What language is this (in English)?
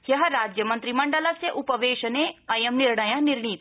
Sanskrit